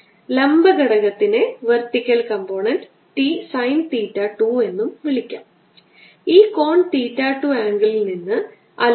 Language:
Malayalam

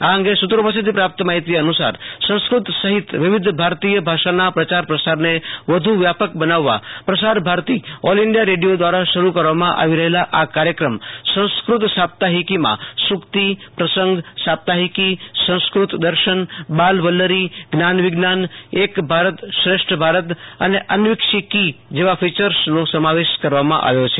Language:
Gujarati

